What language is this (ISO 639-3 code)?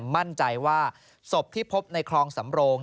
tha